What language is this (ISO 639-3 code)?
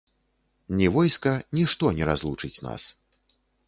bel